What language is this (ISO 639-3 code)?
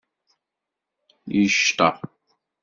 kab